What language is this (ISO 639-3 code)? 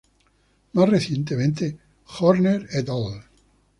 spa